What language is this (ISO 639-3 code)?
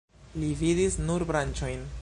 epo